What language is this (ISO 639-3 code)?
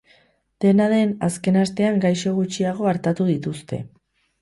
eus